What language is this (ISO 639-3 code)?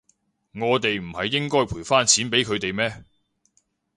yue